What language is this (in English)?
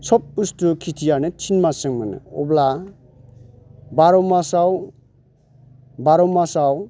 Bodo